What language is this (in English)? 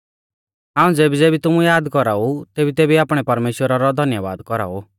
Mahasu Pahari